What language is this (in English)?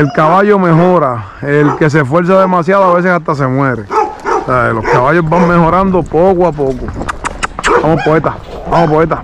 Spanish